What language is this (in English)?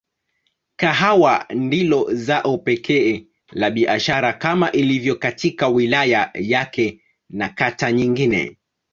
Swahili